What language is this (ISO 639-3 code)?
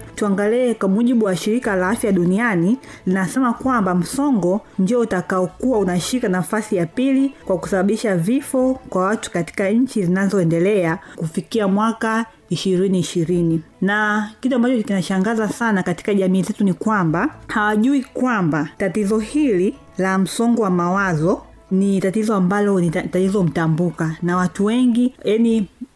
swa